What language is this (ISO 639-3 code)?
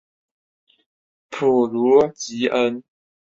zho